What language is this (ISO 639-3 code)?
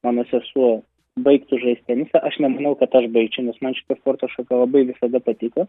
lit